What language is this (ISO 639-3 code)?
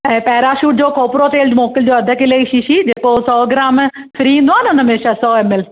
snd